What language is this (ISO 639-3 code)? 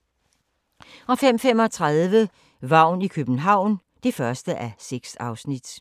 dan